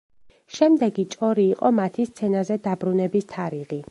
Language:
Georgian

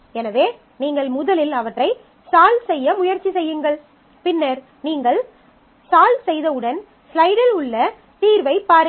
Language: Tamil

